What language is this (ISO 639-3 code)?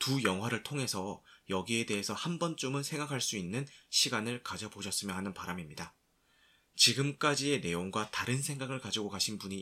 kor